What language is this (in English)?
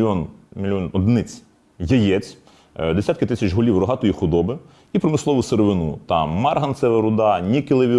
Ukrainian